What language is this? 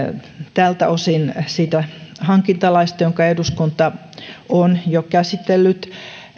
Finnish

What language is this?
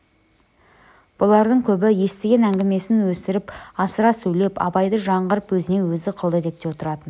Kazakh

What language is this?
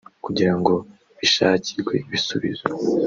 Kinyarwanda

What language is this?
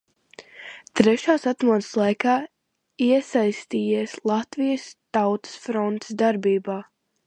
Latvian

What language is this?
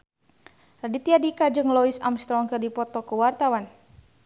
Sundanese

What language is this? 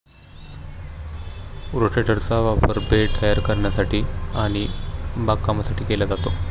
Marathi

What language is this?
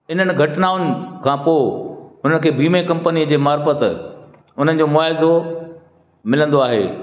Sindhi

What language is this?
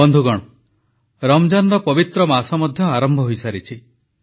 Odia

